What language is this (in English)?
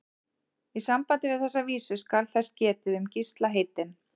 Icelandic